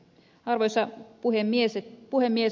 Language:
Finnish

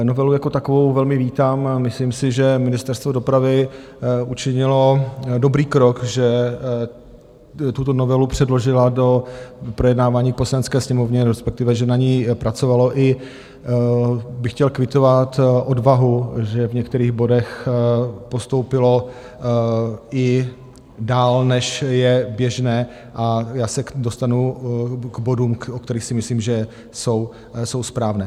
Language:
Czech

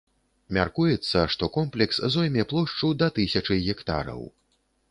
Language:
Belarusian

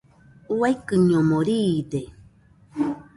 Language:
Nüpode Huitoto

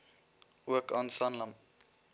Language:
Afrikaans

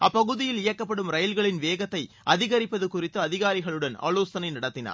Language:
Tamil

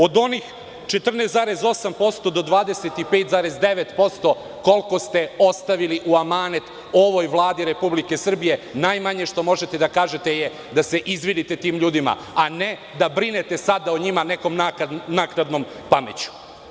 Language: Serbian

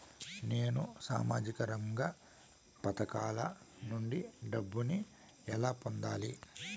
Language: Telugu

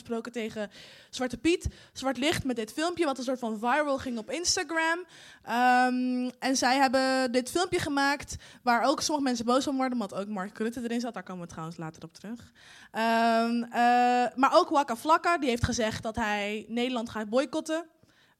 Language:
Dutch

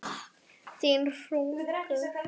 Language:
Icelandic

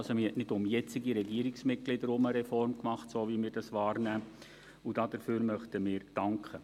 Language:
Swiss German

